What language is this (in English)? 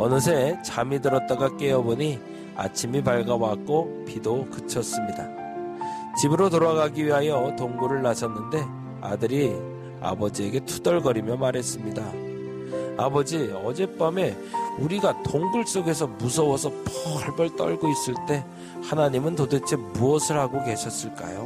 Korean